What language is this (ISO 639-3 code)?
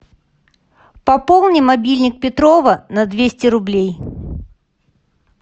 rus